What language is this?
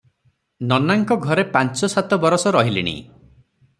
Odia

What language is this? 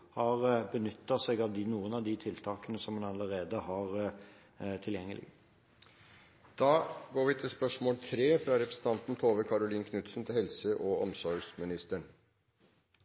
Norwegian Bokmål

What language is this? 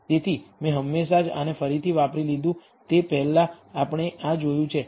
Gujarati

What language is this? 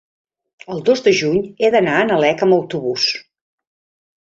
Catalan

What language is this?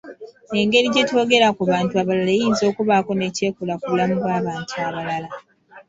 Ganda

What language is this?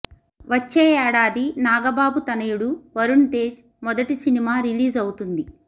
Telugu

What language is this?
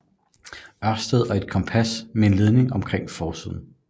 Danish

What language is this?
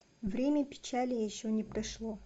Russian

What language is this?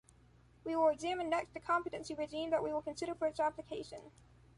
English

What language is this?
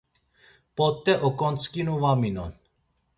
Laz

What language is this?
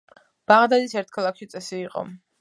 Georgian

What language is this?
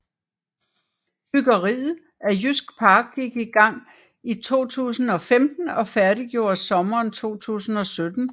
Danish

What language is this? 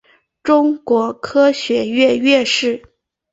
Chinese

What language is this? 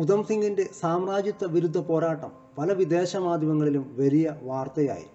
Malayalam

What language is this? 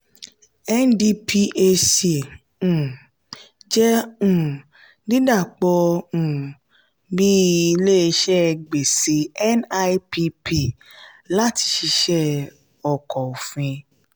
Yoruba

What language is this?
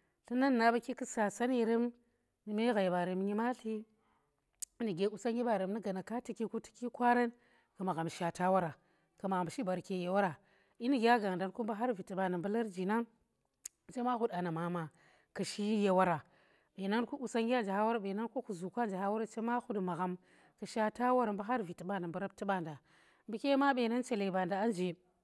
Tera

